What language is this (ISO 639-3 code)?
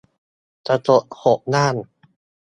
tha